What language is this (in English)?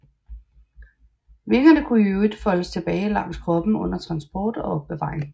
Danish